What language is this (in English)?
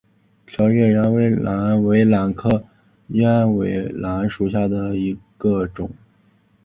Chinese